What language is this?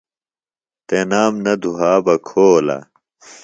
Phalura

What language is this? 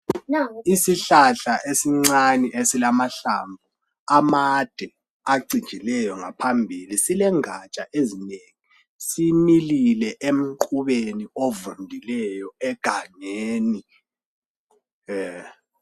North Ndebele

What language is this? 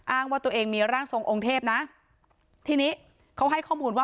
Thai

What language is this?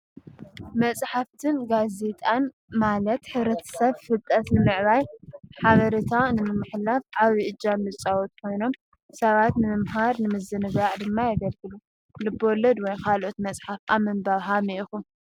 Tigrinya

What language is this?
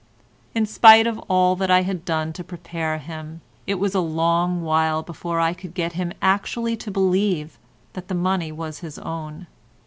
English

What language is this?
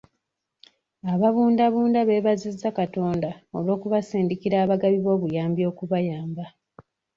Ganda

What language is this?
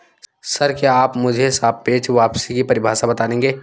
Hindi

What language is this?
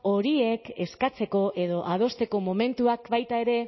Basque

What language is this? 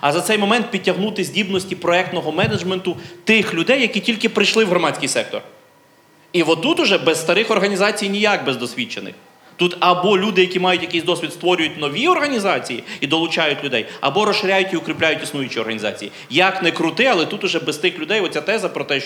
Ukrainian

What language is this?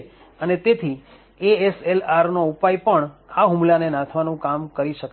Gujarati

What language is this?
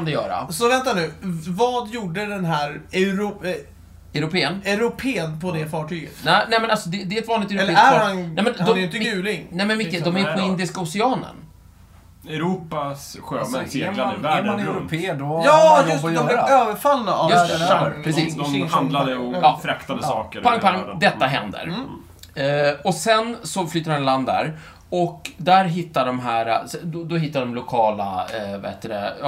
Swedish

